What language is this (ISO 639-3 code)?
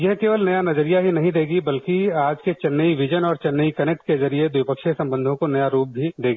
hin